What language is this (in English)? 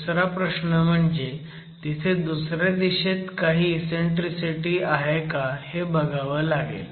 Marathi